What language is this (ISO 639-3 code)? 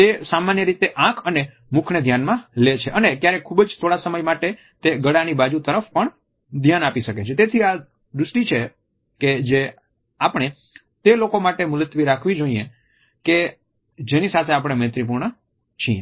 guj